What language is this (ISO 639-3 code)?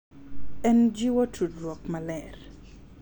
luo